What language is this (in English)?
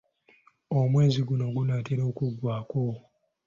Ganda